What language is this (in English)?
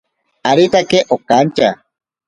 Ashéninka Perené